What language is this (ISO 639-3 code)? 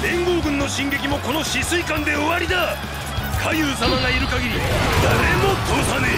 jpn